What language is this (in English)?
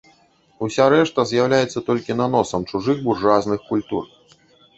Belarusian